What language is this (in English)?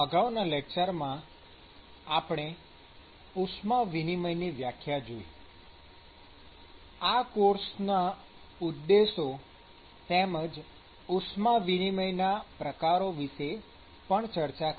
Gujarati